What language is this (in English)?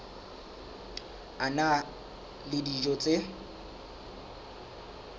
Southern Sotho